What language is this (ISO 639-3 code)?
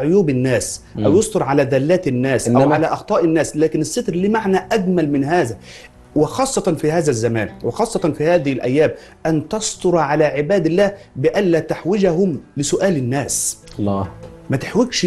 ara